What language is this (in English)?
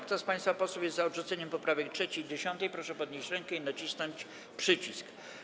Polish